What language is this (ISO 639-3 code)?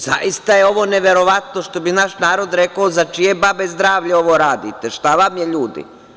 srp